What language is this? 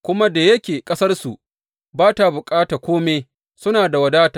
Hausa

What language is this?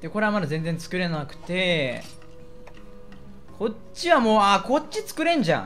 Japanese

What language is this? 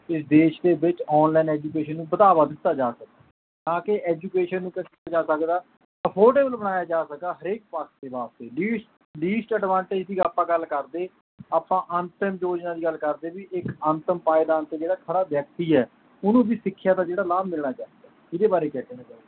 Punjabi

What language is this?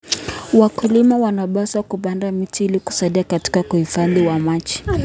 Kalenjin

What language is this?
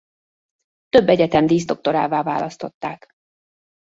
Hungarian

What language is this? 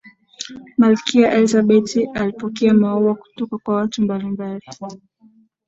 Swahili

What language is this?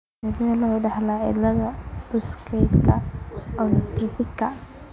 Somali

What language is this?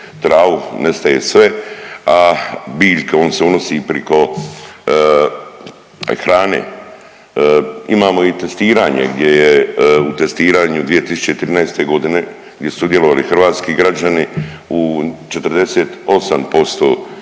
Croatian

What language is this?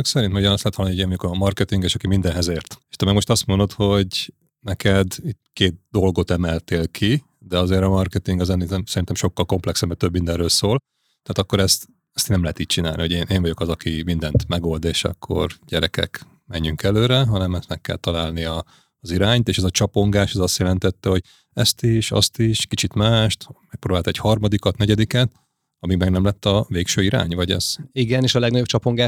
Hungarian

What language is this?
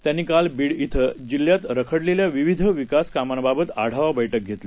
Marathi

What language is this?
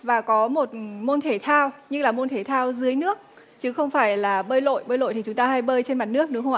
Vietnamese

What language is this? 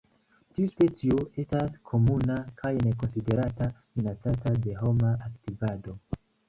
Esperanto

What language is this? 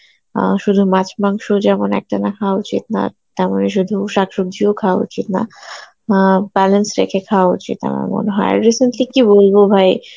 Bangla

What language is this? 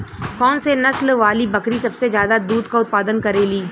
Bhojpuri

